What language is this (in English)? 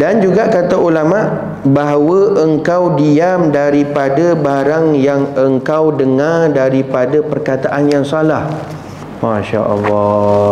Malay